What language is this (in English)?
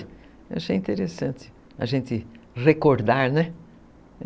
Portuguese